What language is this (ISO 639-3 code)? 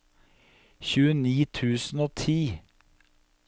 nor